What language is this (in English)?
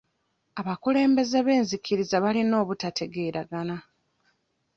Ganda